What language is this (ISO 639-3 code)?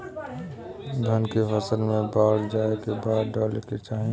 bho